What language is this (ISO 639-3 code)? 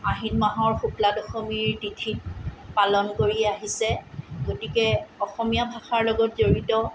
asm